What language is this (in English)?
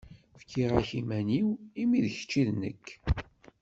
Kabyle